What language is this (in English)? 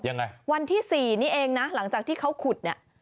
Thai